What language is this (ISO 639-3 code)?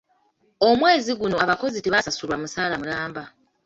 lug